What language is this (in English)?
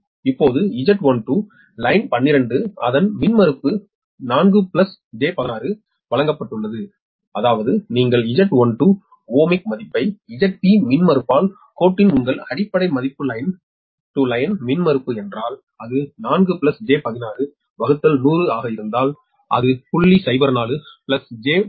Tamil